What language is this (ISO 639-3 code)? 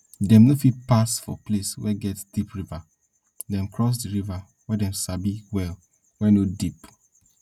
pcm